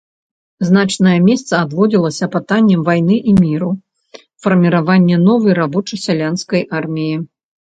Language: Belarusian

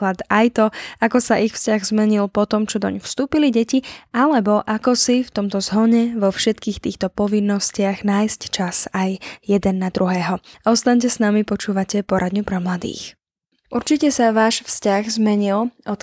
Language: Slovak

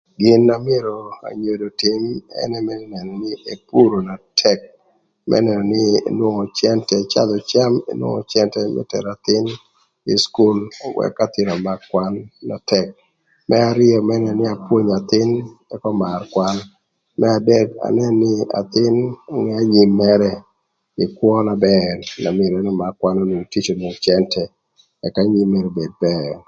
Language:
Thur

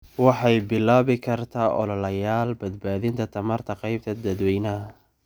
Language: Somali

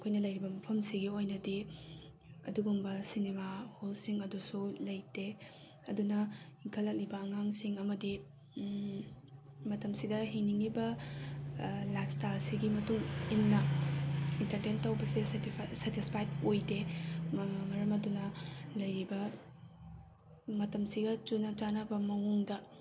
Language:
Manipuri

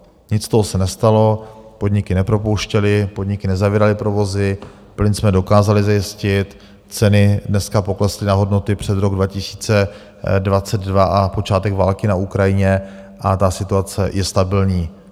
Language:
Czech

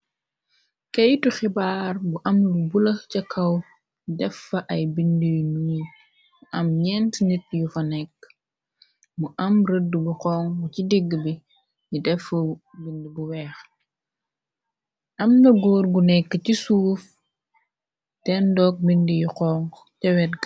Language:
Wolof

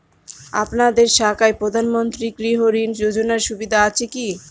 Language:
Bangla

